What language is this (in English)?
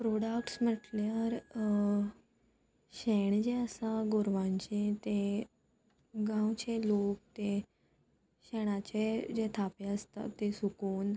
Konkani